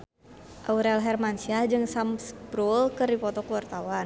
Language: Sundanese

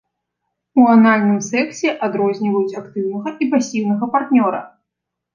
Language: Belarusian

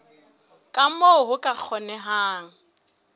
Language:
Southern Sotho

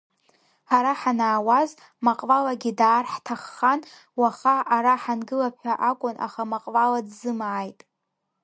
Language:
Abkhazian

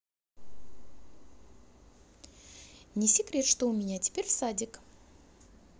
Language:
Russian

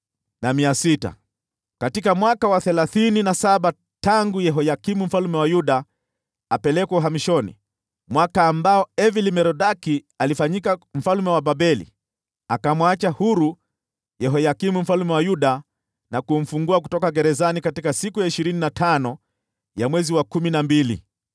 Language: Swahili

